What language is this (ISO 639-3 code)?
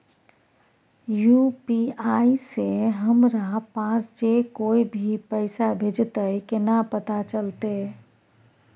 mai